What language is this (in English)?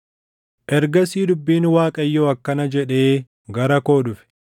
Oromo